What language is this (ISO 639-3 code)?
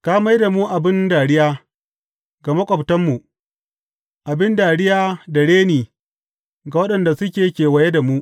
hau